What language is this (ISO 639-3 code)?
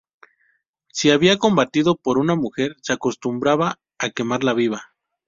spa